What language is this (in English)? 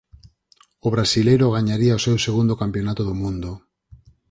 Galician